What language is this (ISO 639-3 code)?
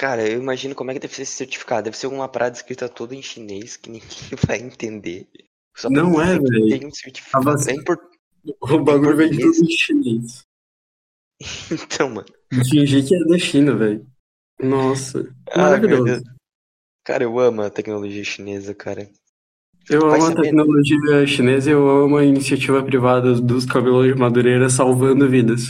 por